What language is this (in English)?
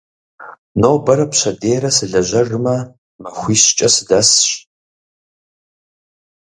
Kabardian